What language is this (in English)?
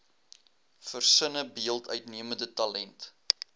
Afrikaans